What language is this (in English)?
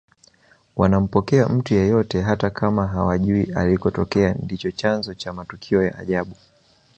Swahili